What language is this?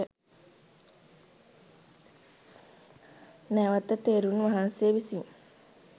Sinhala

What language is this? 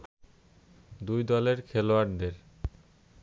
Bangla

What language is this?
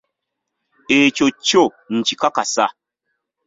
Ganda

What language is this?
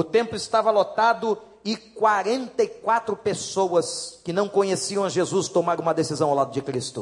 Portuguese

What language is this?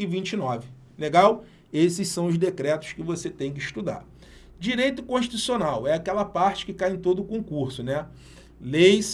Portuguese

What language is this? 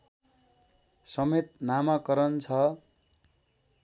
Nepali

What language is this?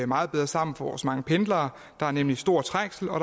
Danish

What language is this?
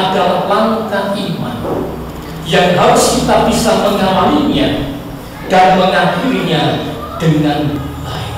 Indonesian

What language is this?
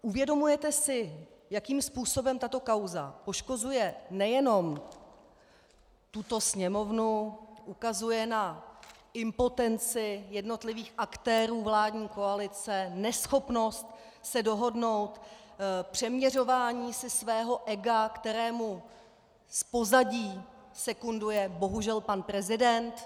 Czech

